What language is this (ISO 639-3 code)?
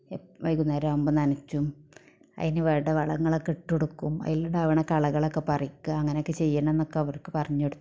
mal